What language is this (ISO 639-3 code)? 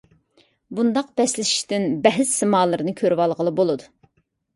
uig